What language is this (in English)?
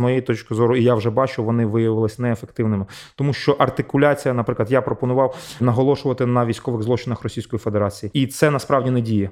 Ukrainian